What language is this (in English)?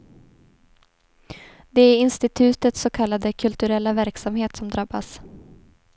Swedish